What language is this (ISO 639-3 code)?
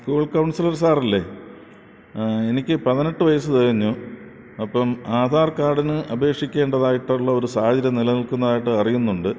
mal